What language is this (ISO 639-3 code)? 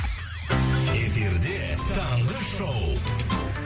kaz